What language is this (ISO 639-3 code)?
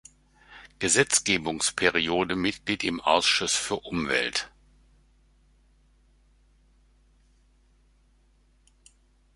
deu